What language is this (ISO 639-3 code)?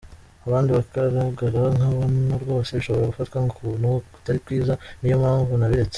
kin